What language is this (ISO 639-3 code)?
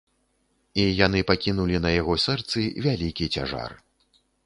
bel